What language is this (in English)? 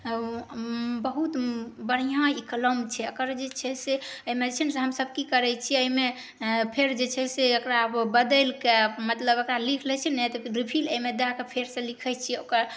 Maithili